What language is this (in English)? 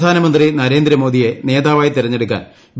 Malayalam